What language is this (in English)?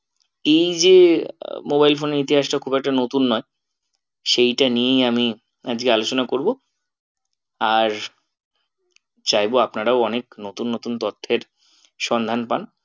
Bangla